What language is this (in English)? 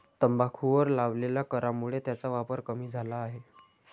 Marathi